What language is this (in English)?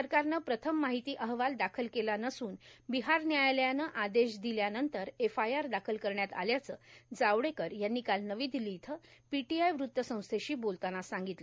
Marathi